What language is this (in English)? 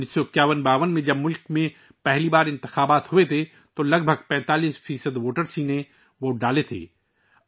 Urdu